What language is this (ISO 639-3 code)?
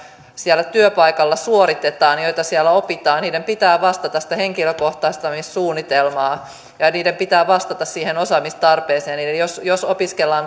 fin